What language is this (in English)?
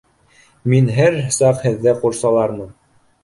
Bashkir